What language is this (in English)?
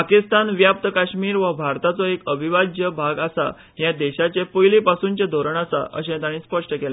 Konkani